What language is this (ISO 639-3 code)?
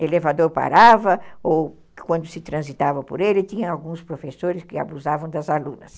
por